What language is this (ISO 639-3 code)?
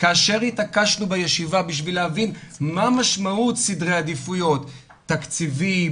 heb